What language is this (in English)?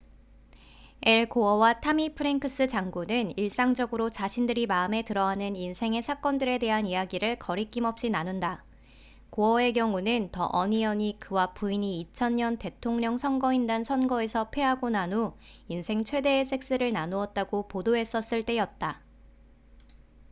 Korean